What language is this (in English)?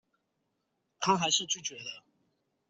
Chinese